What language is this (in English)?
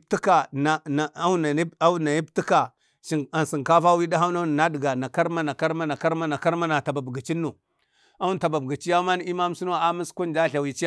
Bade